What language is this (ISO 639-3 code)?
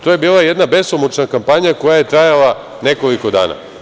srp